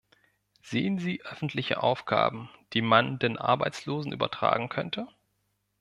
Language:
German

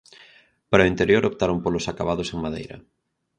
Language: Galician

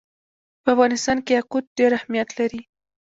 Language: Pashto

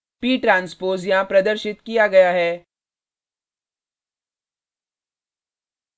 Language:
Hindi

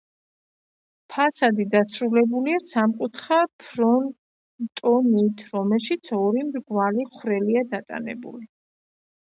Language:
Georgian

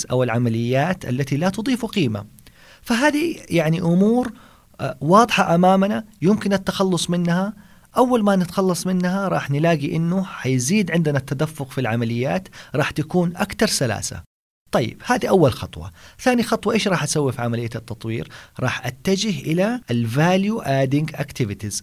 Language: Arabic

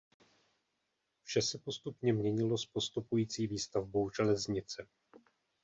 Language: Czech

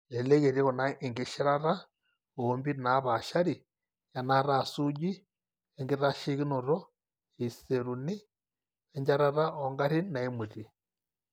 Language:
Masai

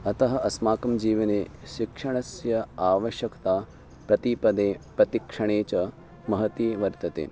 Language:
Sanskrit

